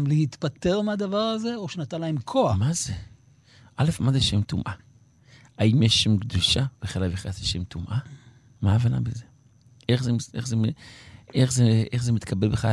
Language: Hebrew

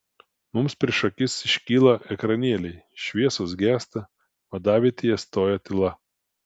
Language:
Lithuanian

